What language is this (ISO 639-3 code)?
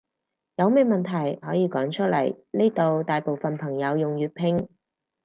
yue